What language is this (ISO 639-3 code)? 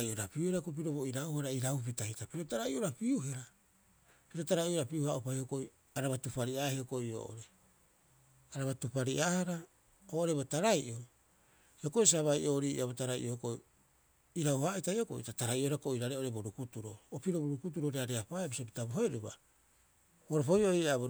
kyx